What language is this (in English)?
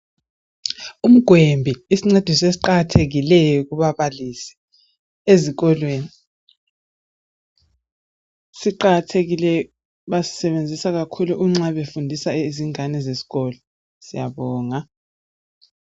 North Ndebele